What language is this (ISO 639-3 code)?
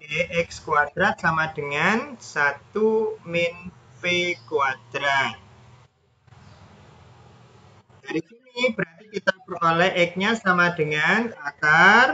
ind